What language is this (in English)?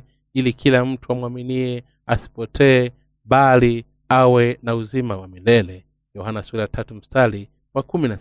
Swahili